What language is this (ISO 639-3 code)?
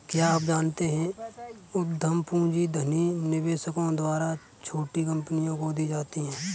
hin